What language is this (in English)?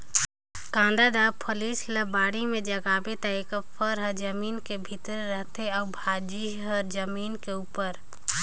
Chhattisgarhi